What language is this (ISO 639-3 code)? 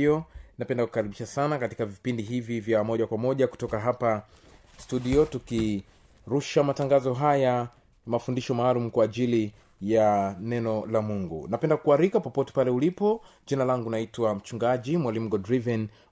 swa